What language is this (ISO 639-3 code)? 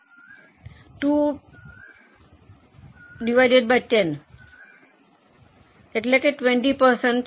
guj